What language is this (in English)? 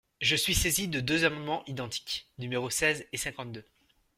French